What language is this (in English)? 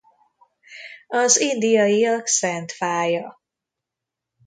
Hungarian